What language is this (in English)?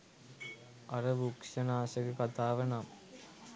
Sinhala